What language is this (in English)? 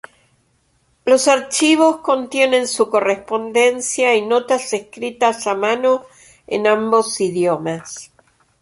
Spanish